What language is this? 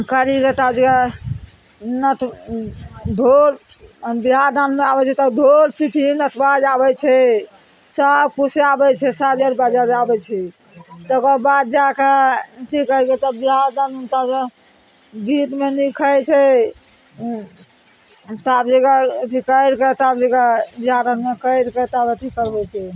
Maithili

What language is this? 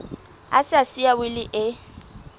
Southern Sotho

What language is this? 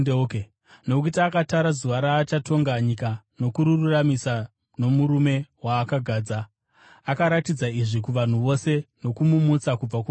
Shona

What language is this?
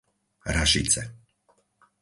Slovak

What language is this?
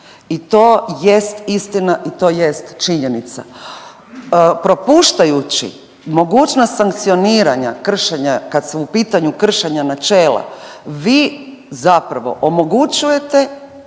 Croatian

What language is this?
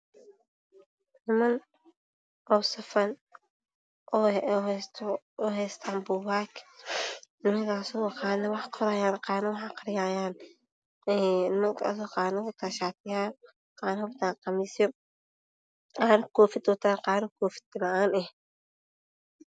Somali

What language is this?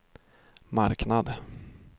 Swedish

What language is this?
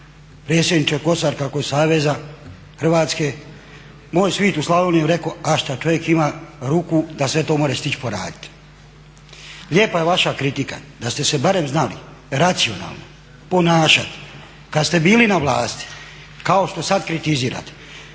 Croatian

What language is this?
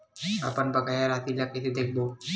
Chhattisgarhi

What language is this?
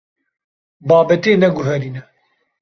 Kurdish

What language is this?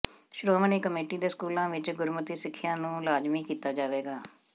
Punjabi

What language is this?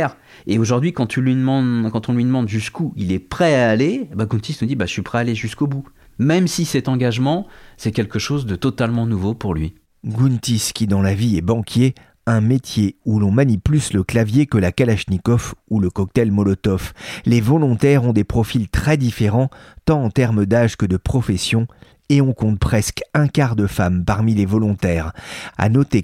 French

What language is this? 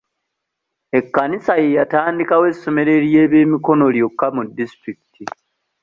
Ganda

